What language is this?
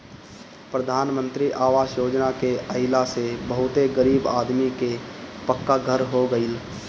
Bhojpuri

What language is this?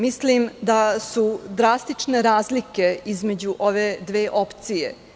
Serbian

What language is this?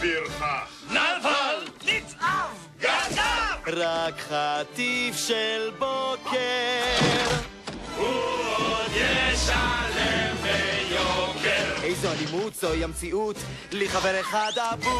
Hebrew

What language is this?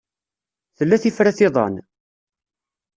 Kabyle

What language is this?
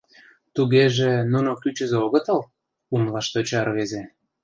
Mari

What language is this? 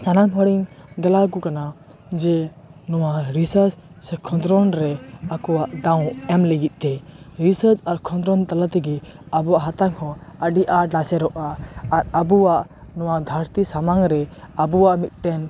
Santali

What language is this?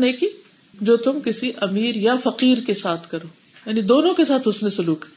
Urdu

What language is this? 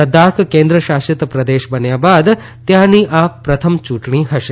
Gujarati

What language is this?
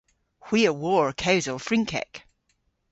Cornish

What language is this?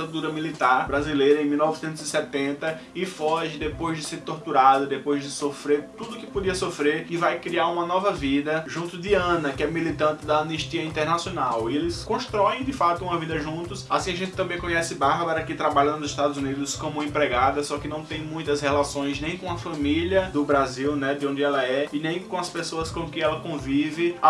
Portuguese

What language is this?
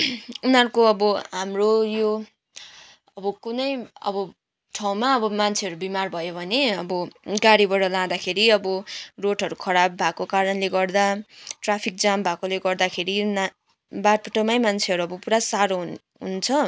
Nepali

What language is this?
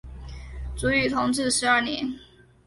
Chinese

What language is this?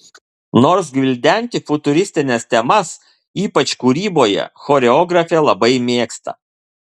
Lithuanian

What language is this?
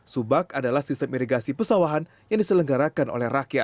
Indonesian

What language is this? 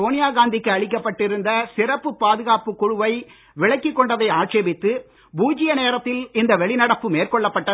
Tamil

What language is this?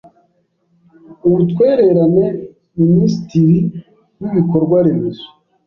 Kinyarwanda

